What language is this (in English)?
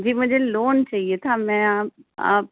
Urdu